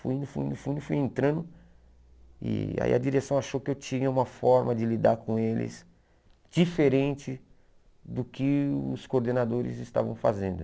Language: Portuguese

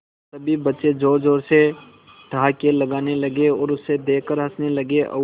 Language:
Hindi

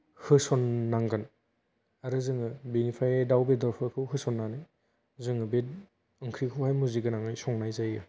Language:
Bodo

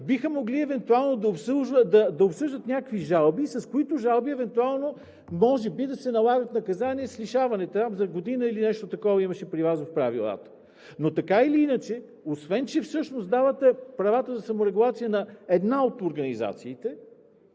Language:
Bulgarian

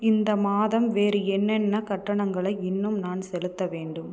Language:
Tamil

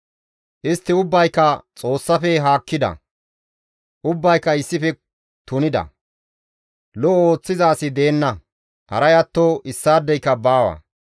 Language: Gamo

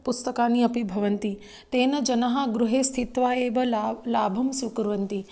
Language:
Sanskrit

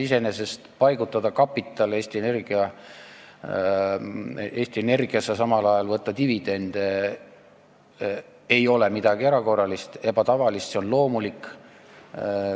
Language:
Estonian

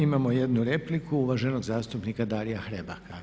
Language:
Croatian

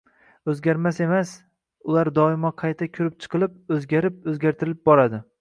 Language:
Uzbek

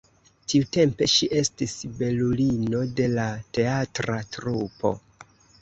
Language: Esperanto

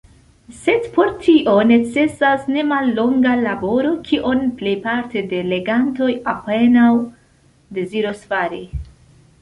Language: Esperanto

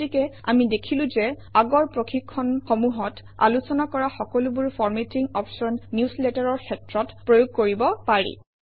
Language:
Assamese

